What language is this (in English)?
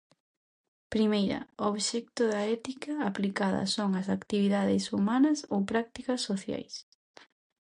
Galician